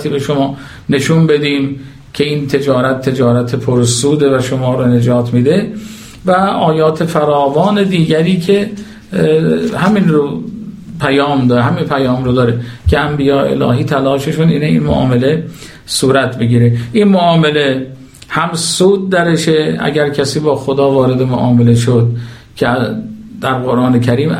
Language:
Persian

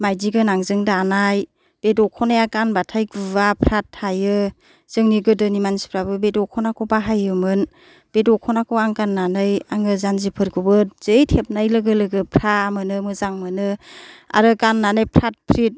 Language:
Bodo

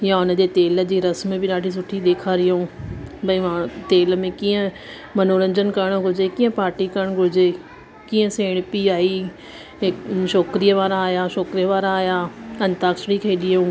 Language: Sindhi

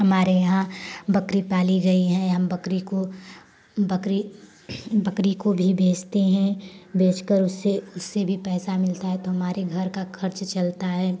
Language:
Hindi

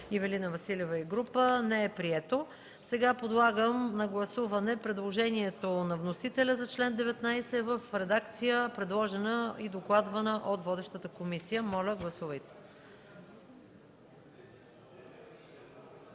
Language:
Bulgarian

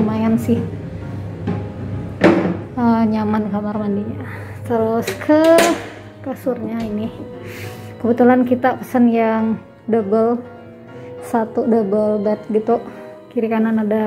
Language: Indonesian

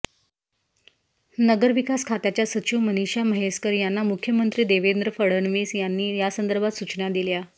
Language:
Marathi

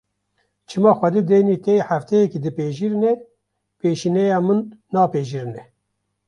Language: Kurdish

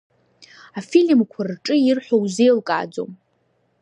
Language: Abkhazian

